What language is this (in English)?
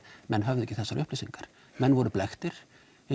Icelandic